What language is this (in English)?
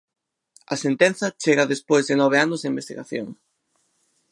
Galician